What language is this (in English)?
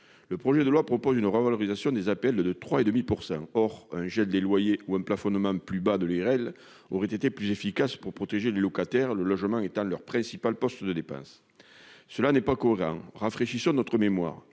French